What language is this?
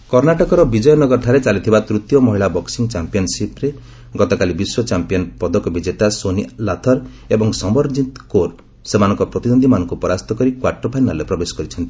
Odia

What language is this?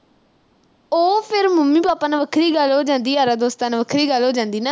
Punjabi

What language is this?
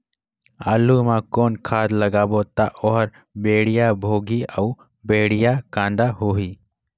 Chhattisgarhi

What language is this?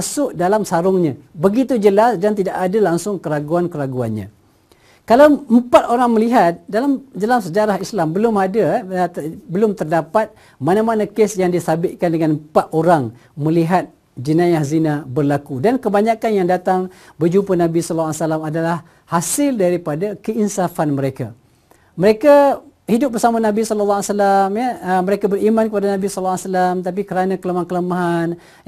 Malay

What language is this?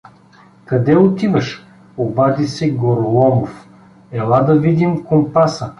Bulgarian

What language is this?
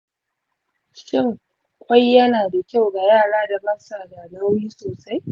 Hausa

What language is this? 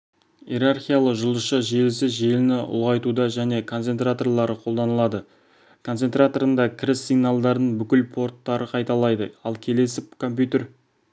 Kazakh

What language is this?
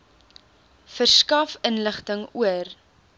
Afrikaans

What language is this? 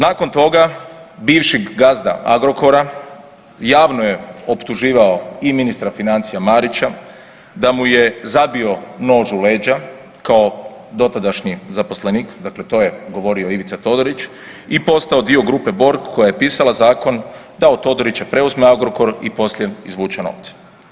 Croatian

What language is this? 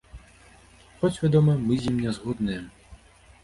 Belarusian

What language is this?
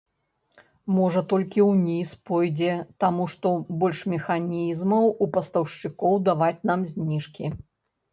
Belarusian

